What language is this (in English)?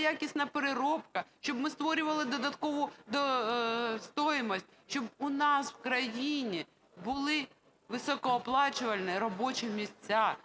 Ukrainian